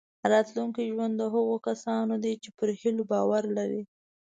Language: Pashto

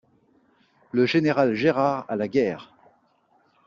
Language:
French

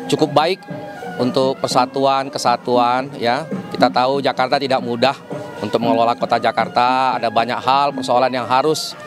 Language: Indonesian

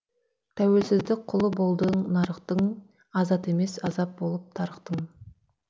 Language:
Kazakh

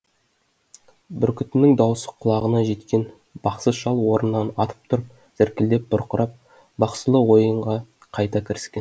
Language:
Kazakh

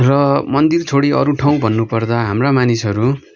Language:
Nepali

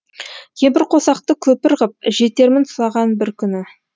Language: Kazakh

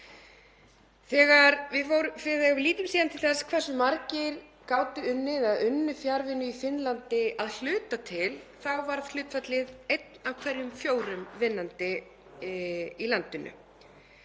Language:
Icelandic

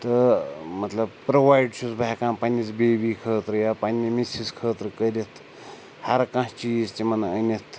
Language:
Kashmiri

